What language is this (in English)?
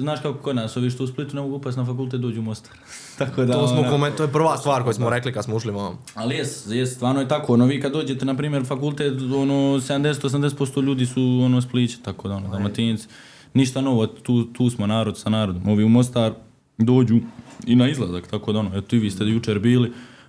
Croatian